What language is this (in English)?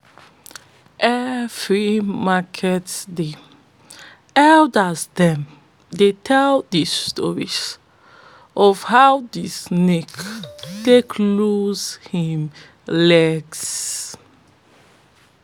Nigerian Pidgin